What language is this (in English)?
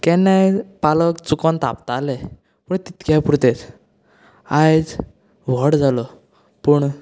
Konkani